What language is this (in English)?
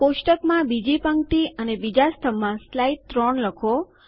Gujarati